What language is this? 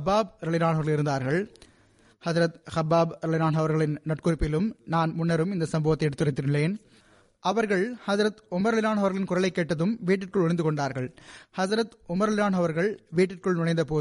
Tamil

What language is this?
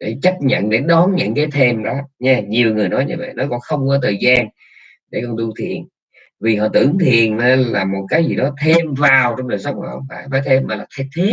Vietnamese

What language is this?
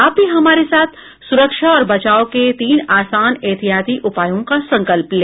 Hindi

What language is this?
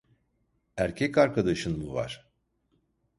Turkish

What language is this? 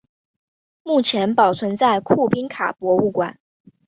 Chinese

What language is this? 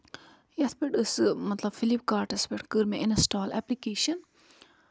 Kashmiri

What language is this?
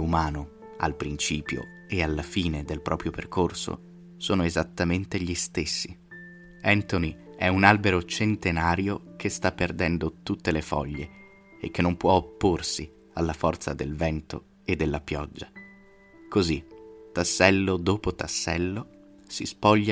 Italian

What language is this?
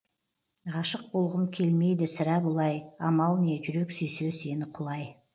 Kazakh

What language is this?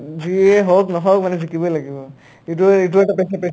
Assamese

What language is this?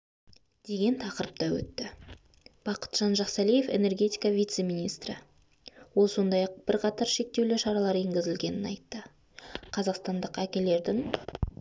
Kazakh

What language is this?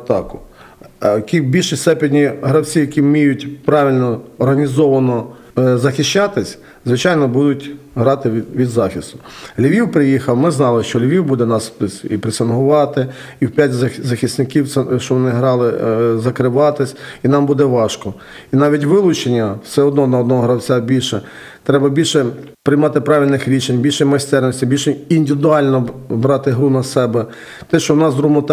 Ukrainian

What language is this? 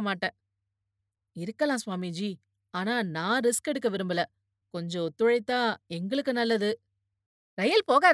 Tamil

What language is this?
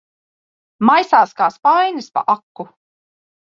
Latvian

